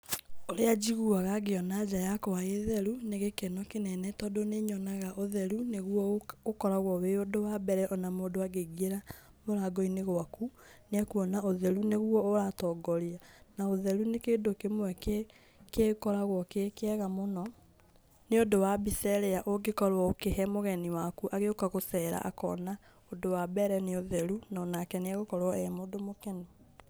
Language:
Kikuyu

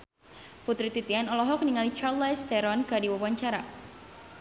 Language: Sundanese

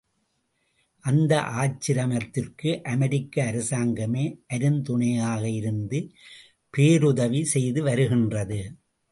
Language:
Tamil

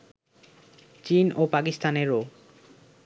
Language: Bangla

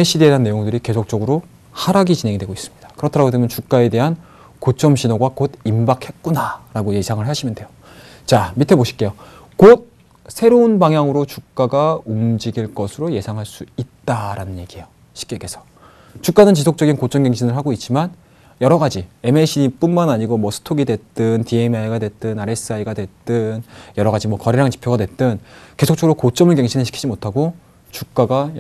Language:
Korean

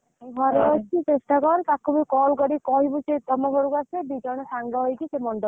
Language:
Odia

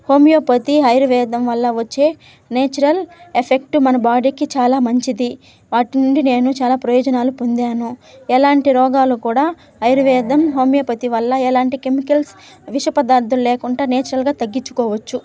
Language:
Telugu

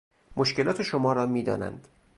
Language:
Persian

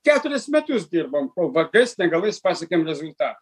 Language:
Lithuanian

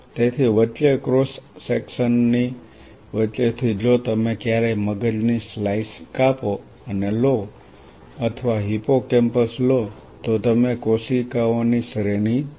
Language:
Gujarati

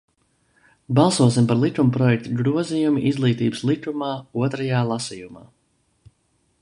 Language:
Latvian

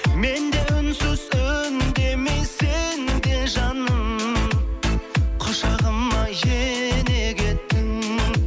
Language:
Kazakh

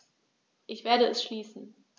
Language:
German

